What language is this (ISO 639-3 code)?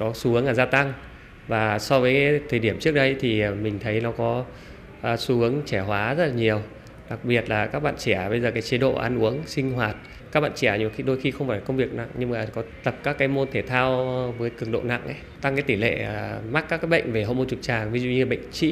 vie